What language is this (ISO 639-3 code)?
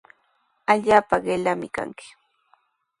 qws